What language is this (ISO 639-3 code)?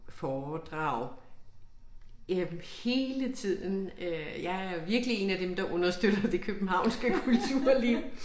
dan